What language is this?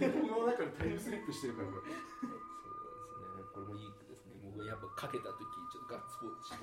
Japanese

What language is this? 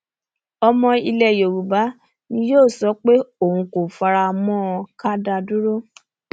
Yoruba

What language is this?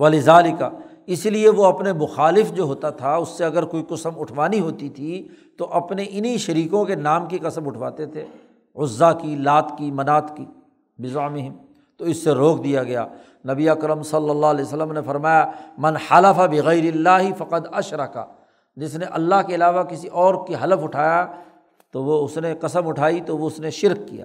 Urdu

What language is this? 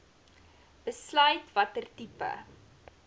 Afrikaans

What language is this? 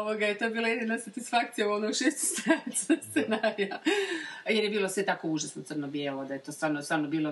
Croatian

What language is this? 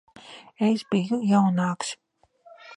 Latvian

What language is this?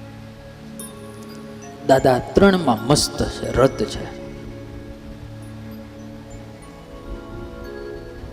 Gujarati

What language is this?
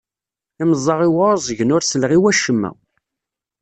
Kabyle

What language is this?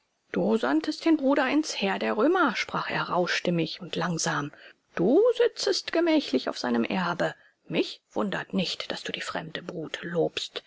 German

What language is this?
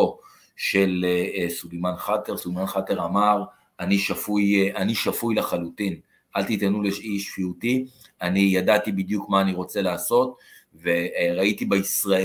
Hebrew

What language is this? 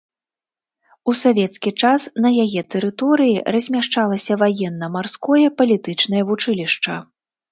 Belarusian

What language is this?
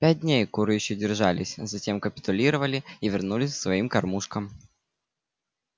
Russian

